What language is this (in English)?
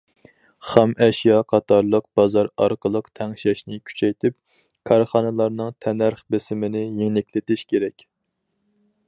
Uyghur